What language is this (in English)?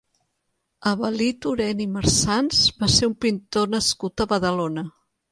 Catalan